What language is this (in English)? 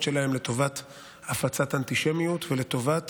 Hebrew